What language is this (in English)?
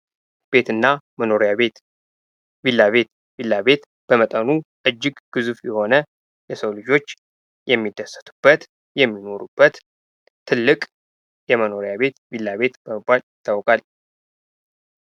Amharic